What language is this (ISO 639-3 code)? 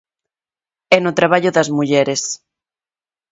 glg